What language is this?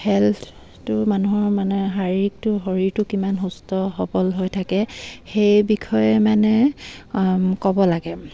Assamese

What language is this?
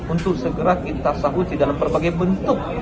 Indonesian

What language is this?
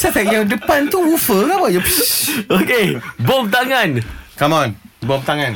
Malay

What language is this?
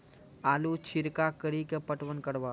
Maithili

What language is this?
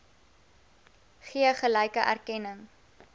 Afrikaans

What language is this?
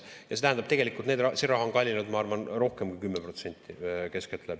Estonian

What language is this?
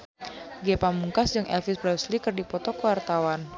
Sundanese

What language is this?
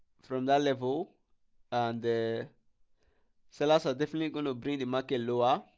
English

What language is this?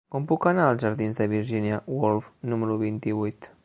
Catalan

